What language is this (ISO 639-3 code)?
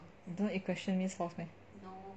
eng